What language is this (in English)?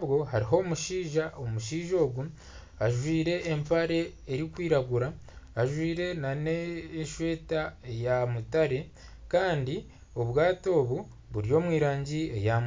Nyankole